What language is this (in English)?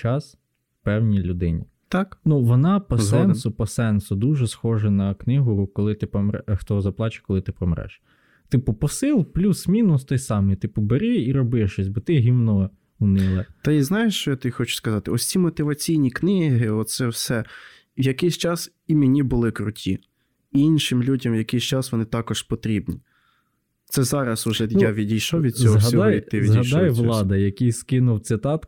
Ukrainian